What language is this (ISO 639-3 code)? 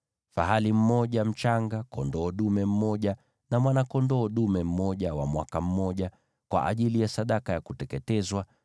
swa